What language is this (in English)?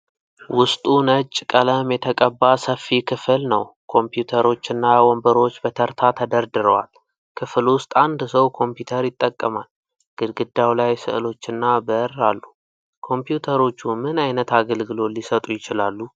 Amharic